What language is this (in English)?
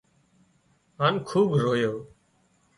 Wadiyara Koli